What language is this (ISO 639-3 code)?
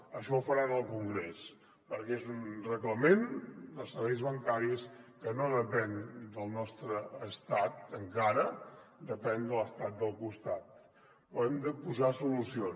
cat